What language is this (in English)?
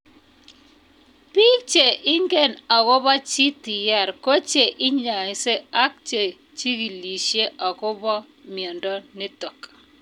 Kalenjin